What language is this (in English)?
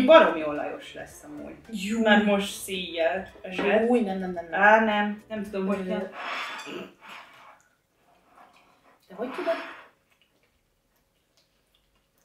Hungarian